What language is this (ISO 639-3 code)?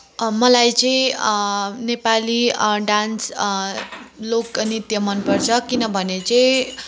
nep